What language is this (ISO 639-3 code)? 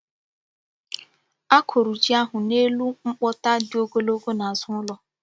ibo